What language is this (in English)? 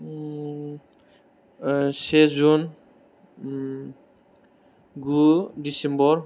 Bodo